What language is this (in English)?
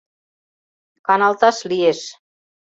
Mari